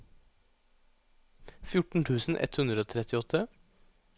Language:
Norwegian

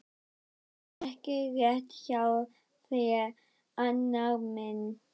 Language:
Icelandic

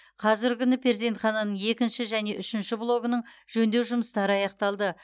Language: Kazakh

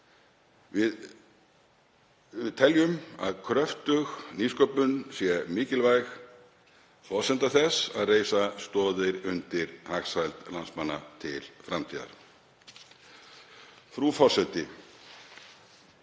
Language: Icelandic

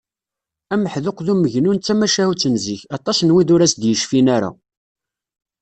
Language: Kabyle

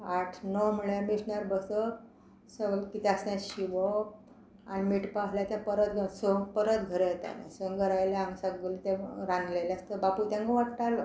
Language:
Konkani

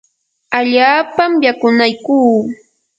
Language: Yanahuanca Pasco Quechua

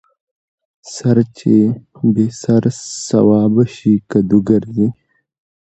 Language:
Pashto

